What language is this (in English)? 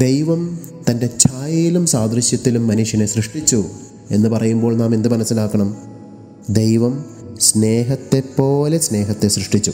Malayalam